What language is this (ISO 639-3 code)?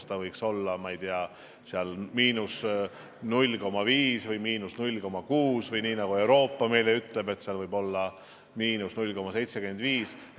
est